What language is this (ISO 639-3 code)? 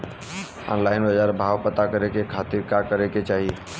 bho